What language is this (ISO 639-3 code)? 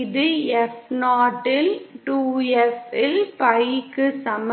tam